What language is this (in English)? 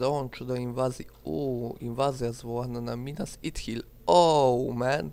Polish